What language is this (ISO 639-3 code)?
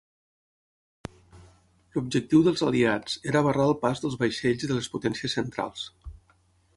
cat